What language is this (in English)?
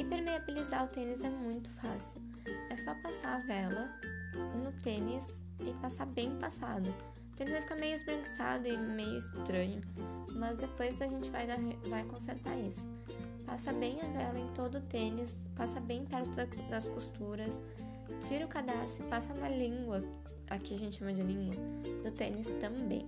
Portuguese